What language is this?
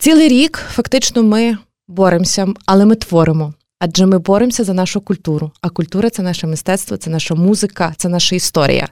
Ukrainian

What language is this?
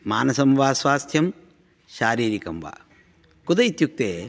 Sanskrit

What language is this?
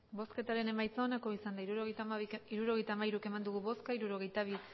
Basque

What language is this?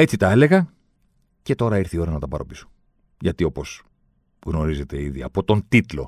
Greek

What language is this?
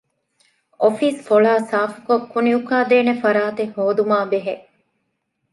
Divehi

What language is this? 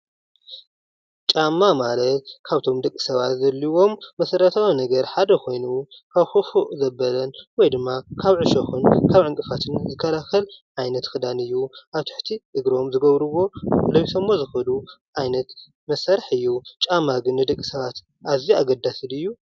Tigrinya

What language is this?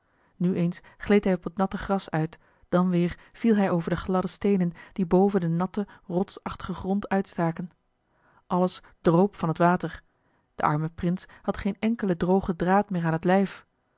Dutch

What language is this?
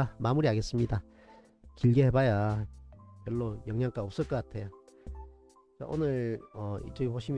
Korean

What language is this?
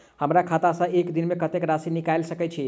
Maithili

